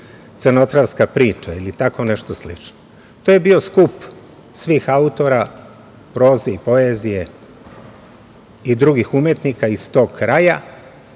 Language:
Serbian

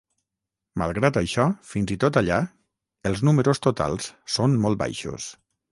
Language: Catalan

